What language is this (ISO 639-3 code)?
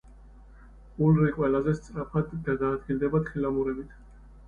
kat